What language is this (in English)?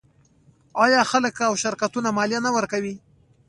Pashto